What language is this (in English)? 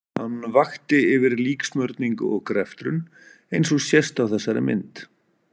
Icelandic